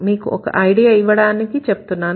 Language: Telugu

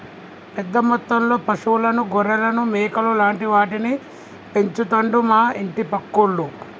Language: Telugu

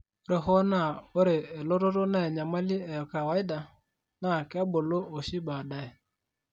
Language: Masai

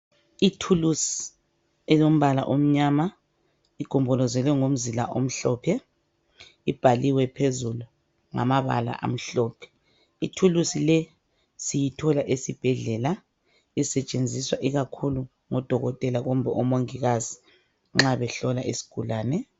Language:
North Ndebele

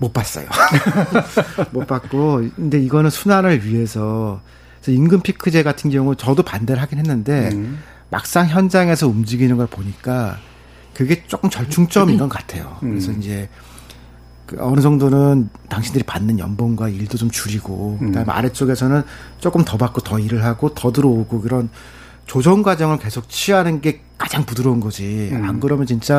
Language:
Korean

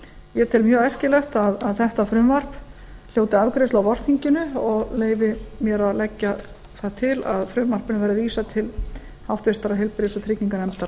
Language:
Icelandic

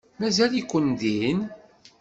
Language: Kabyle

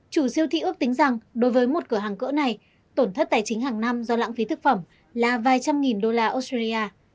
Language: Vietnamese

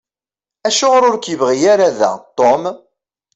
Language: Kabyle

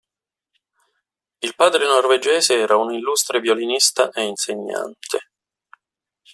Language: Italian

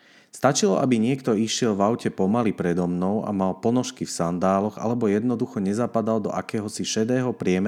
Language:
Slovak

